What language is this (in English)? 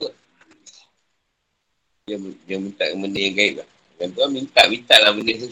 Malay